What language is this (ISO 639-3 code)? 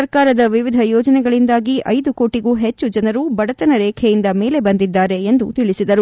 kan